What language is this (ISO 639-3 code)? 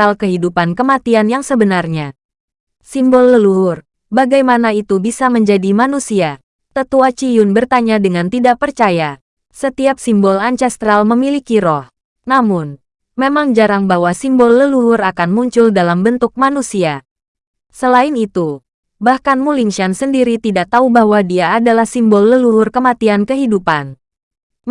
ind